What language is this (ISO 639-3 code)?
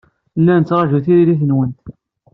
kab